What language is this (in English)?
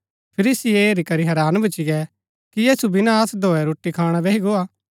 Gaddi